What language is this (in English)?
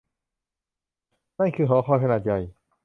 Thai